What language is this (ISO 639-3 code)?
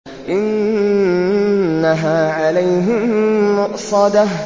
ara